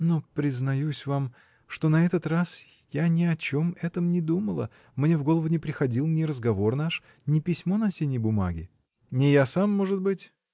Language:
Russian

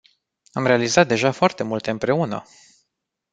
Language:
Romanian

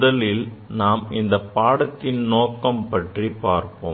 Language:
Tamil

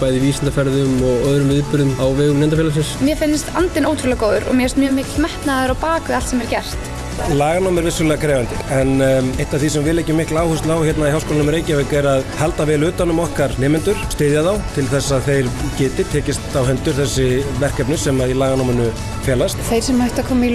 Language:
Icelandic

